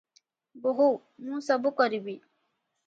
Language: Odia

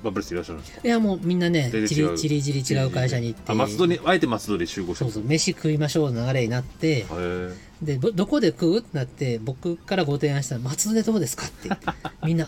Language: Japanese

